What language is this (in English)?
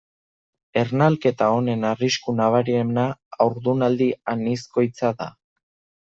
Basque